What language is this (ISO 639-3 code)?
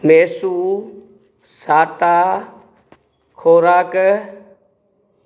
snd